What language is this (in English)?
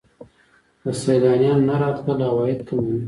Pashto